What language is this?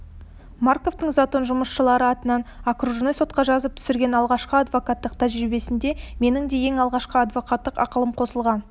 Kazakh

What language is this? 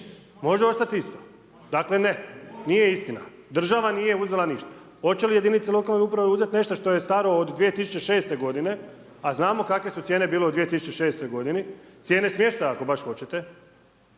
Croatian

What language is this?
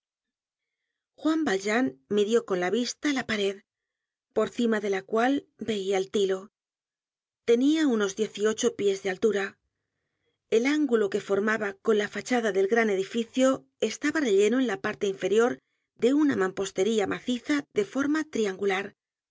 Spanish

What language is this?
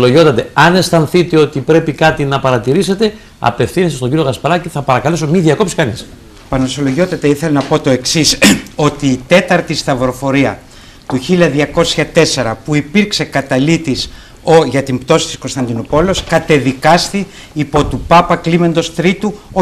Greek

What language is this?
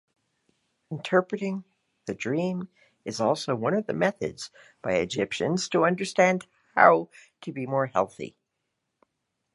English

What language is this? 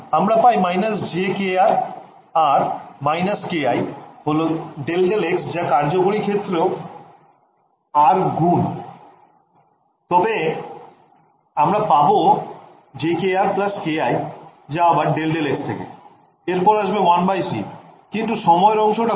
Bangla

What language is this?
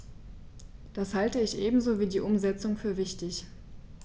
German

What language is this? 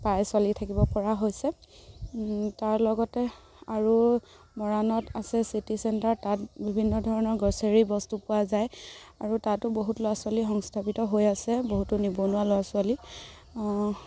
Assamese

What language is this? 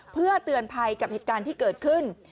Thai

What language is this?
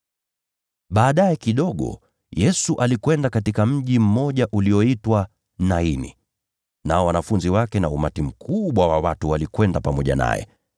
Swahili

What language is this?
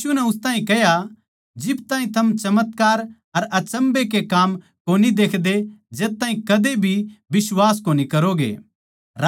Haryanvi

